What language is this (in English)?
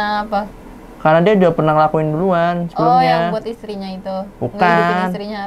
Indonesian